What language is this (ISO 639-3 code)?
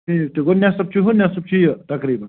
kas